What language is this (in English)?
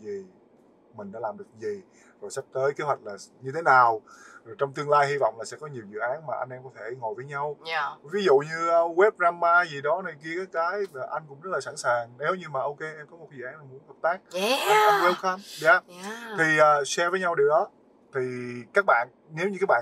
Vietnamese